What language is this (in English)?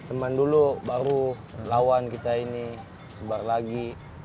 Indonesian